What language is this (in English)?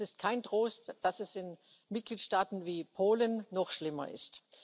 German